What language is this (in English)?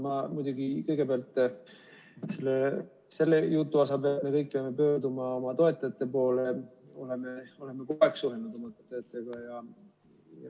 Estonian